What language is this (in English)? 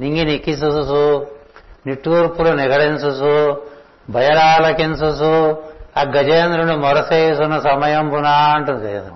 Telugu